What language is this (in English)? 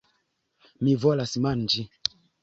Esperanto